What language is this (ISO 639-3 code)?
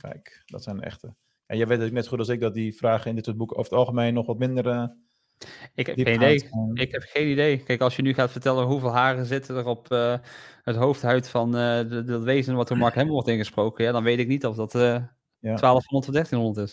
nld